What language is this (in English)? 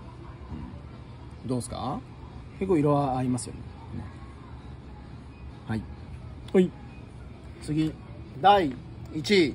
Japanese